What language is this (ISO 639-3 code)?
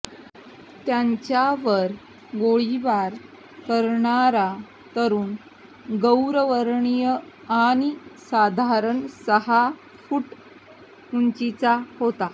mar